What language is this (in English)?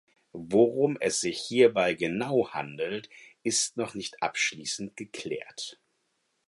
German